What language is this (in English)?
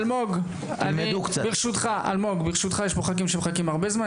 Hebrew